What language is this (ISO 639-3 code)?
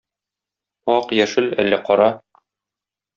tat